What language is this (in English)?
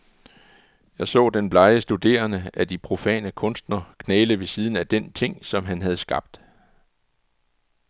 Danish